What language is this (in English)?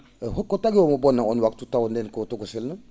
Fula